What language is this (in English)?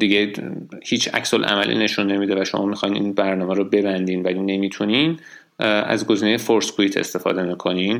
Persian